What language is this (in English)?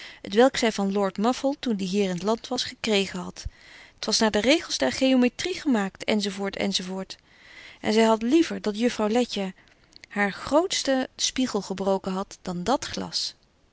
Dutch